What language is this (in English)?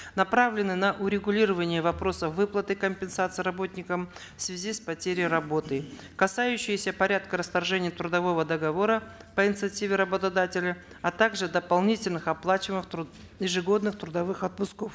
Kazakh